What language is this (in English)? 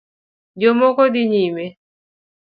Luo (Kenya and Tanzania)